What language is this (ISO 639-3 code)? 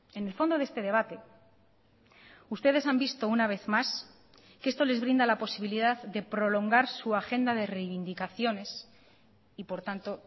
spa